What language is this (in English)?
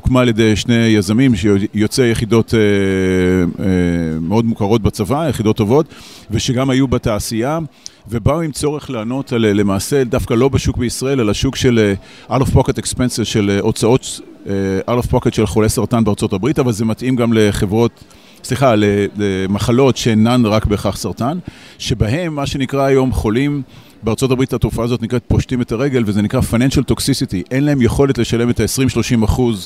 Hebrew